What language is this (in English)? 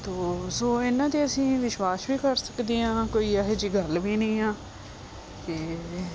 Punjabi